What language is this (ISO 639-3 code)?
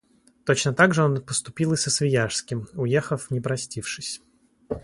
rus